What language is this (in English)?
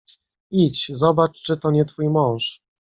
Polish